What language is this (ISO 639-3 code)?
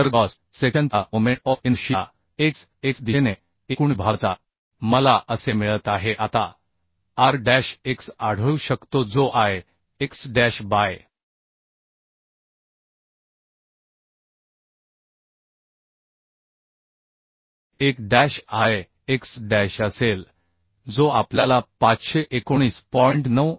mar